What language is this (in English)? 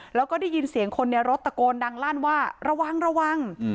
Thai